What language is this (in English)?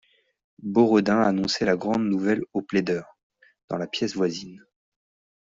French